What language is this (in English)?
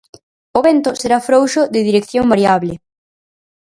Galician